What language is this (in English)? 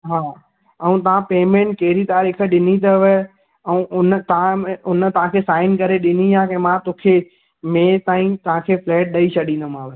Sindhi